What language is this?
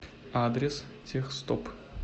Russian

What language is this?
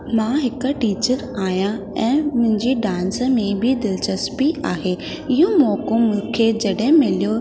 Sindhi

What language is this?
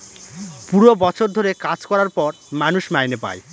Bangla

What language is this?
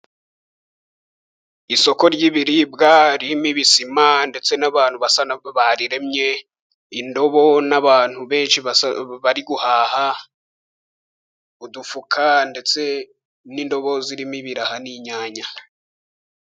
Kinyarwanda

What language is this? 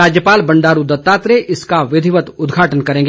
Hindi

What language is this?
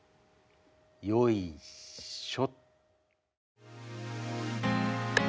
Japanese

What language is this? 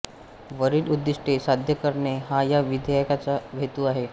Marathi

